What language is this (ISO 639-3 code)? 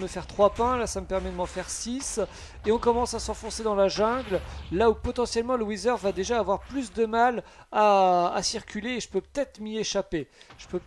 fra